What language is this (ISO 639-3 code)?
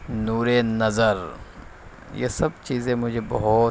urd